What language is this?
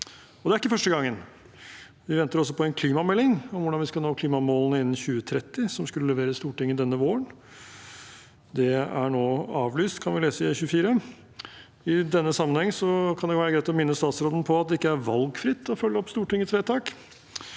Norwegian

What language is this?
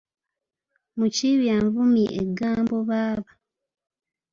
Ganda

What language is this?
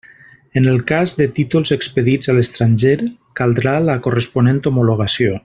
Catalan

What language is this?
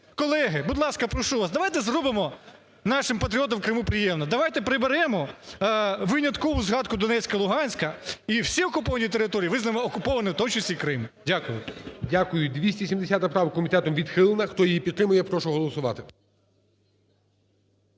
Ukrainian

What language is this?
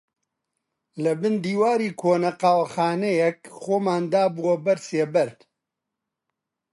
Central Kurdish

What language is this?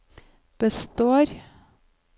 Norwegian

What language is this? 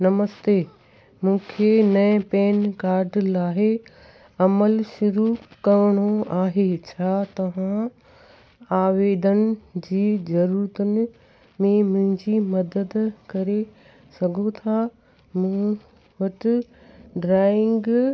Sindhi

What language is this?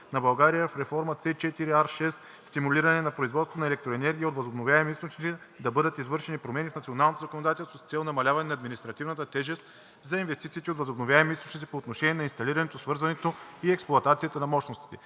Bulgarian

